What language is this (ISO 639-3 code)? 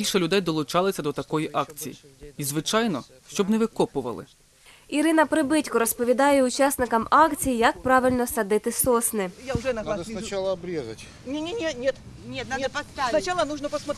ukr